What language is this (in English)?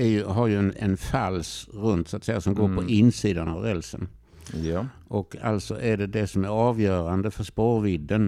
Swedish